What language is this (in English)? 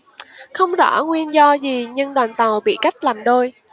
Vietnamese